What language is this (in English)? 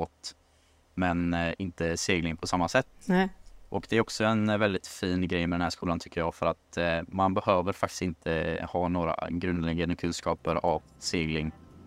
Swedish